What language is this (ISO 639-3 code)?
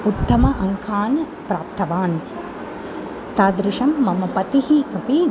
san